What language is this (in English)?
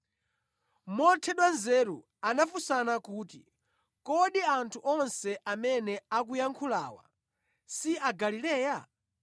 Nyanja